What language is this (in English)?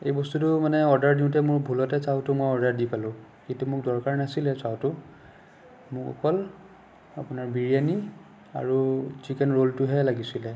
Assamese